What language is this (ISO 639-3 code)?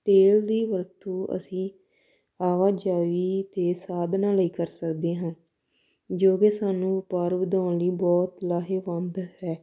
pan